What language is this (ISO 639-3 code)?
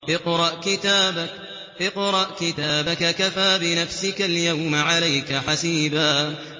ara